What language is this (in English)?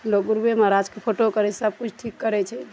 Maithili